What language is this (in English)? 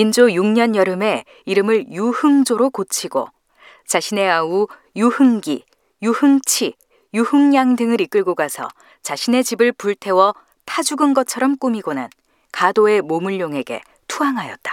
Korean